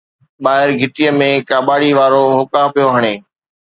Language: Sindhi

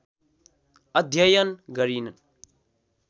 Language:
Nepali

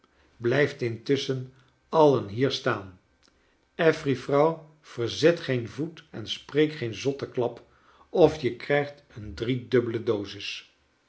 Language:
Dutch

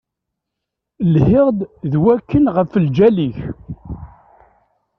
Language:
Kabyle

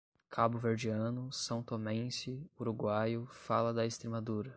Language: Portuguese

